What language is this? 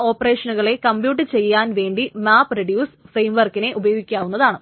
Malayalam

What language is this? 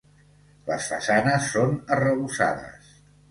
Catalan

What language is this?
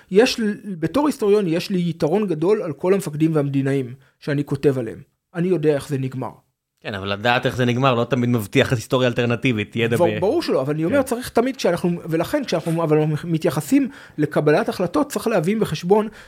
Hebrew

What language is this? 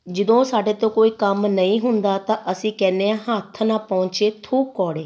Punjabi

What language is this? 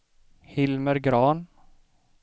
Swedish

